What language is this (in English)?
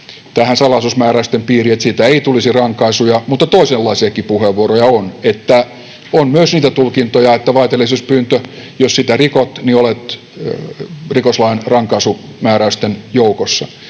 Finnish